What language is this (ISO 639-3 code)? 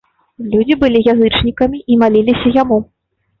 bel